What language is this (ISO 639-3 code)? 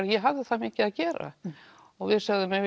isl